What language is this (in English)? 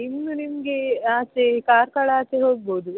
Kannada